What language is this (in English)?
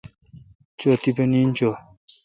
Kalkoti